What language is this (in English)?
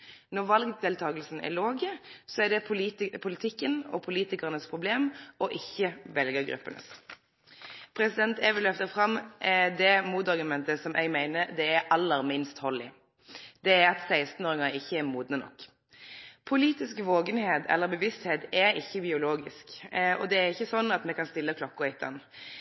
Norwegian Nynorsk